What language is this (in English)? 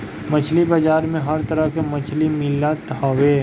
Bhojpuri